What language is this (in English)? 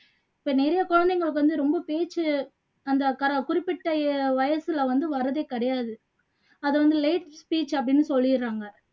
Tamil